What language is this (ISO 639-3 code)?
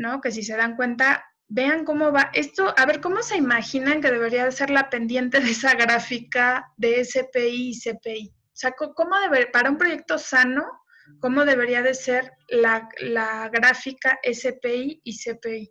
spa